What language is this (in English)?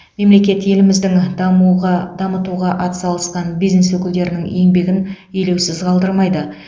Kazakh